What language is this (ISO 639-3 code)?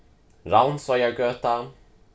fao